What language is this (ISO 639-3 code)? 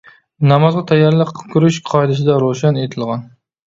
uig